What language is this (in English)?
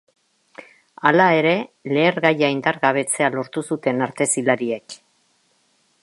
Basque